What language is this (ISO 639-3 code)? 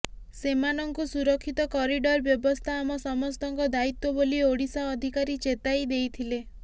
ori